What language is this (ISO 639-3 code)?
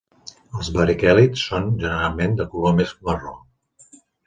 cat